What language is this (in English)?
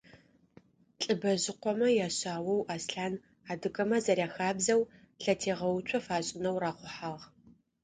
Adyghe